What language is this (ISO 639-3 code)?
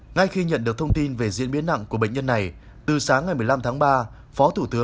vie